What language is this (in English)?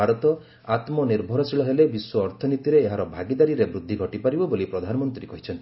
Odia